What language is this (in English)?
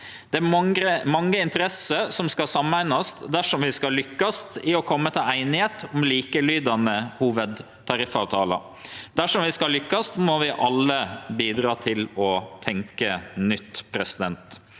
Norwegian